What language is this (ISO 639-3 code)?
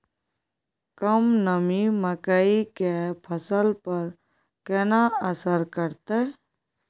mai